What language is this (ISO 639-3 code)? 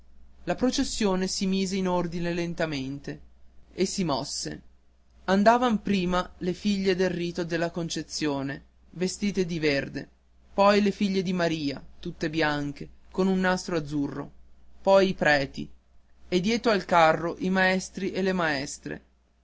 ita